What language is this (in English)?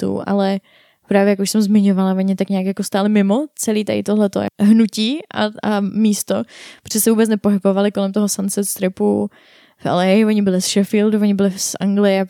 Czech